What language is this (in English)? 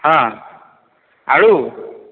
Odia